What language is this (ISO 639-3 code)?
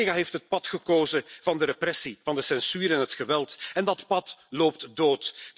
nld